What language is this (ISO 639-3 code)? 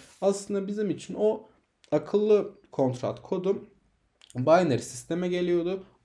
tur